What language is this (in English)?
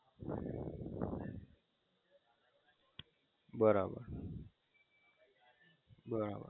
Gujarati